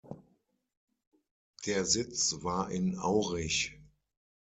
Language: German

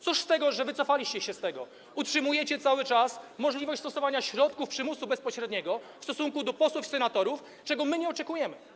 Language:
Polish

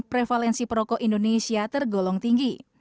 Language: Indonesian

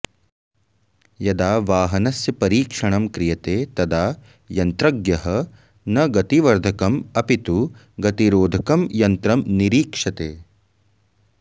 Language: Sanskrit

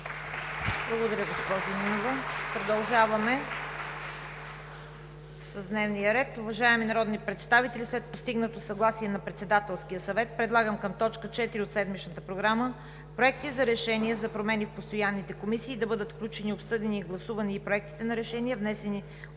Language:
Bulgarian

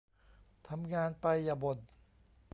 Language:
Thai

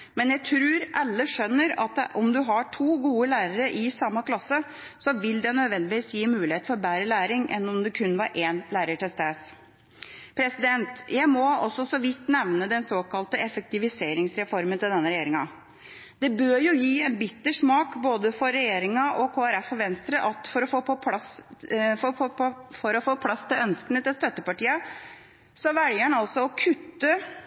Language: Norwegian Bokmål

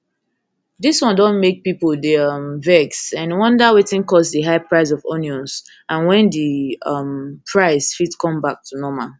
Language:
Nigerian Pidgin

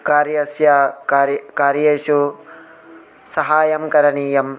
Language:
Sanskrit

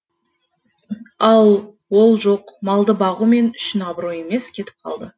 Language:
Kazakh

